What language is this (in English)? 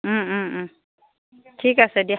Assamese